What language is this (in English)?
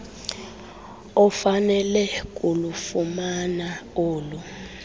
Xhosa